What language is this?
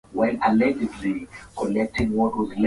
Swahili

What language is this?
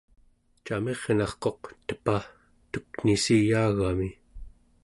Central Yupik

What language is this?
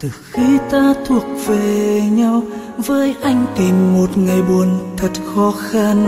Vietnamese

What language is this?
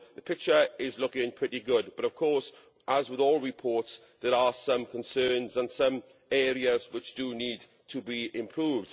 English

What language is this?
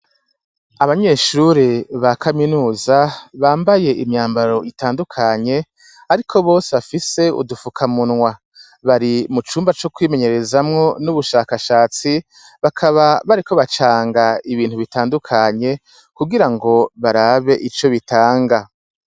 Rundi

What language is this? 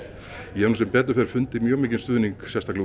Icelandic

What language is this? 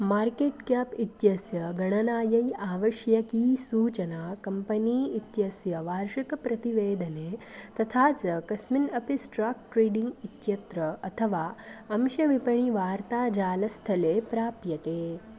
Sanskrit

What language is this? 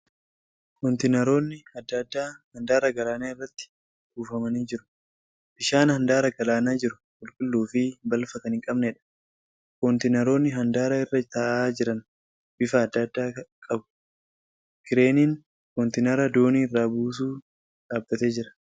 Oromo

